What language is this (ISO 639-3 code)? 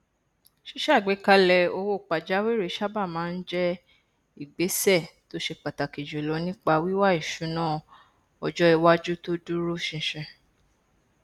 yor